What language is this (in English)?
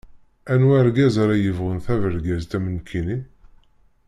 Kabyle